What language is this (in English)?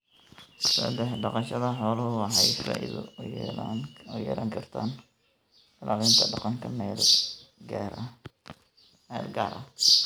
Somali